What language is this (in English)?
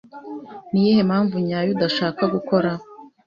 Kinyarwanda